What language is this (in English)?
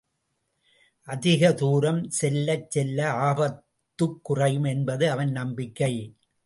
Tamil